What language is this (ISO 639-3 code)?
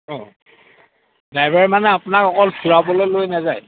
asm